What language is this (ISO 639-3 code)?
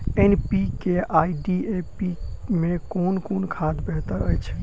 mai